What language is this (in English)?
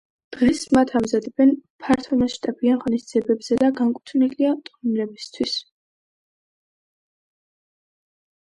Georgian